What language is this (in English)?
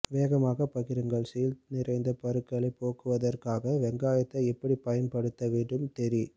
Tamil